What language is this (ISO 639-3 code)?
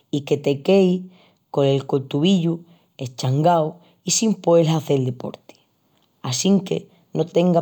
ext